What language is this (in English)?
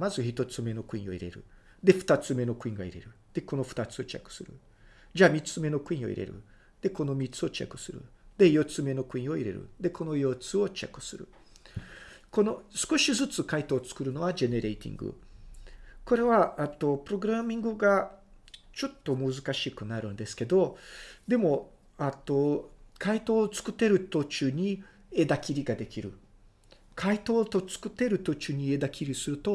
Japanese